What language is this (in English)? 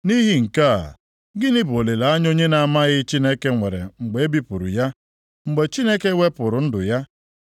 Igbo